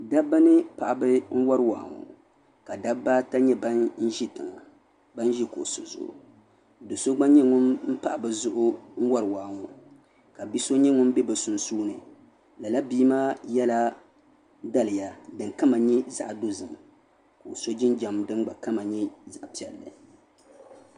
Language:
Dagbani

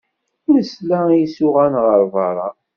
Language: Kabyle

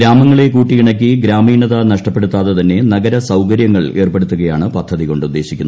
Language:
Malayalam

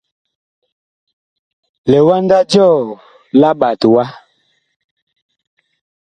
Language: Bakoko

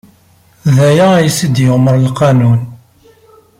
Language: Kabyle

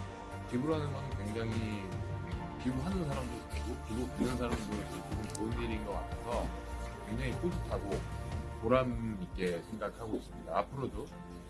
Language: Korean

